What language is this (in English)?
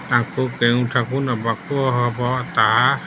Odia